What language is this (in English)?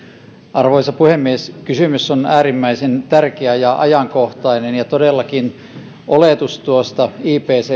Finnish